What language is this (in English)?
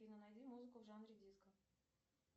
Russian